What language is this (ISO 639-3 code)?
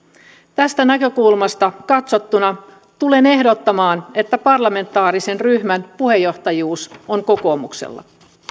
fin